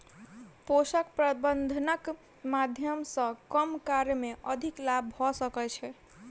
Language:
Maithili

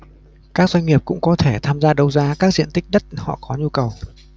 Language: Vietnamese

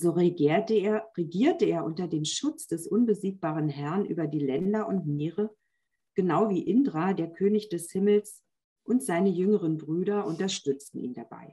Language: German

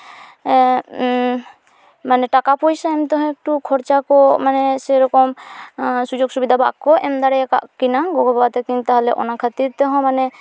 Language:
Santali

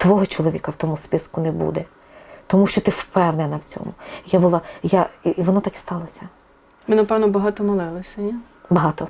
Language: Ukrainian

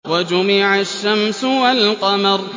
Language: Arabic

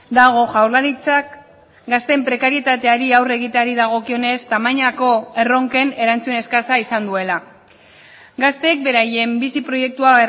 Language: Basque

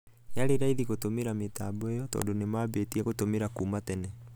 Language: Kikuyu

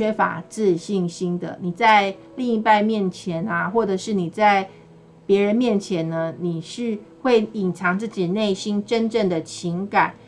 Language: Chinese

